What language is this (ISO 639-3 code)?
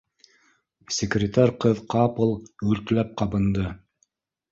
bak